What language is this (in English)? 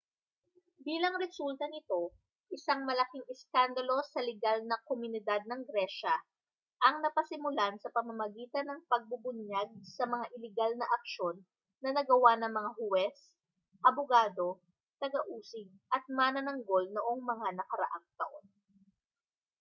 Filipino